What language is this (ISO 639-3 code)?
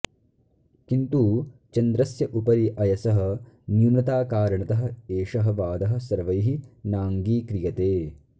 san